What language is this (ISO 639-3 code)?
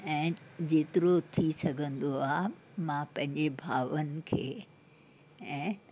snd